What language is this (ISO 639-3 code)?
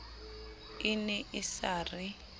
sot